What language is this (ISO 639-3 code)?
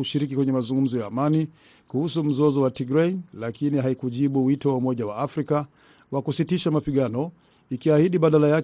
swa